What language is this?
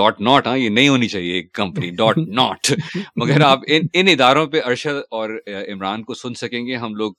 Urdu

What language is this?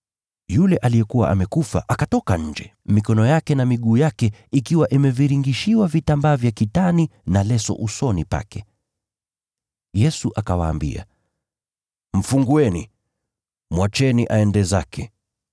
Swahili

